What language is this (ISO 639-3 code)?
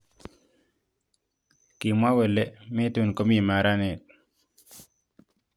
kln